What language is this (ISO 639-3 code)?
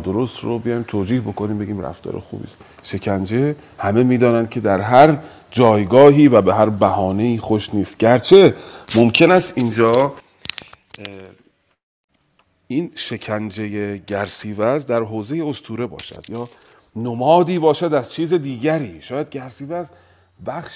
fas